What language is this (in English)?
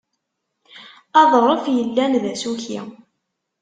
Kabyle